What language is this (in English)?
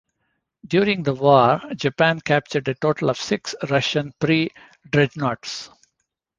English